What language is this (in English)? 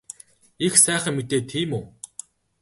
Mongolian